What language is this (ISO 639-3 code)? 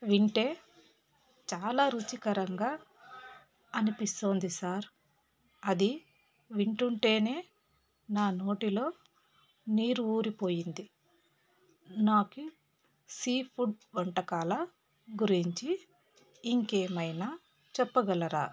tel